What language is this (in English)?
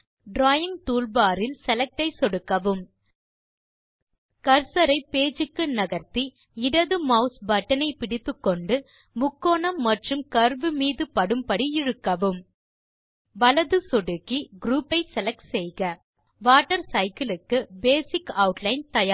Tamil